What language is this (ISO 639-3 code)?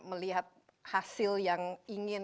ind